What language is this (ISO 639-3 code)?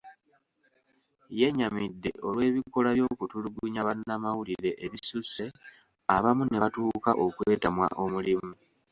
lug